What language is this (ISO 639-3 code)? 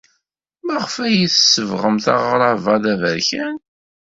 kab